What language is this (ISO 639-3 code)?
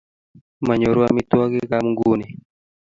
kln